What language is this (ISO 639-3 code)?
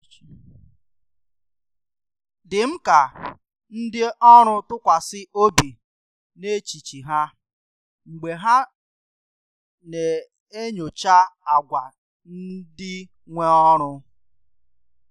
ibo